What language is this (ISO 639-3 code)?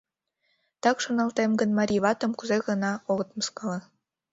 chm